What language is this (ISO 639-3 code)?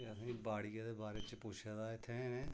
doi